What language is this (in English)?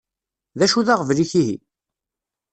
Kabyle